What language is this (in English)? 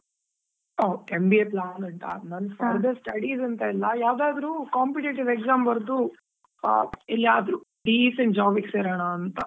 Kannada